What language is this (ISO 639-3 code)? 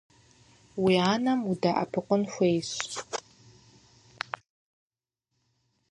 kbd